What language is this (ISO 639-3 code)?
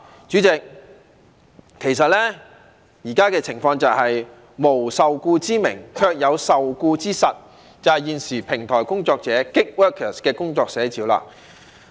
yue